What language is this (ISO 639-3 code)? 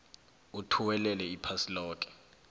nbl